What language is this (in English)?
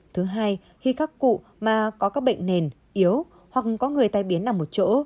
Vietnamese